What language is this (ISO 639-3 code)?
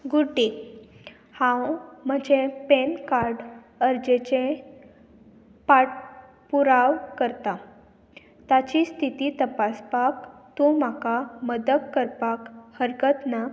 kok